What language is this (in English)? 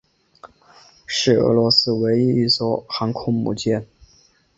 Chinese